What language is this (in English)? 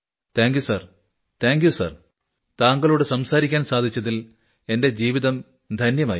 Malayalam